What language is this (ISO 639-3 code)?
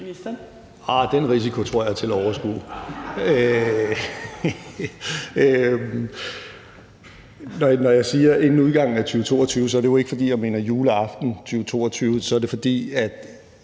dan